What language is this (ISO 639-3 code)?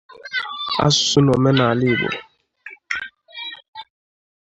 ibo